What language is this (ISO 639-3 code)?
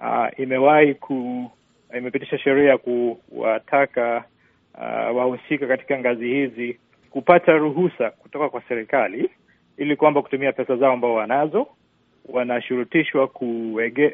swa